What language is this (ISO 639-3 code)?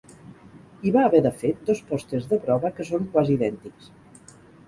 cat